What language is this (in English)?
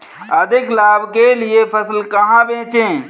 Hindi